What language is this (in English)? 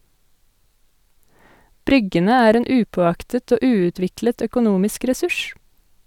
Norwegian